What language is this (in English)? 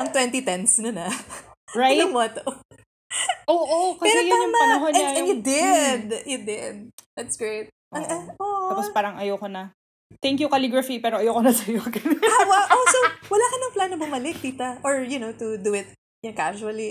Filipino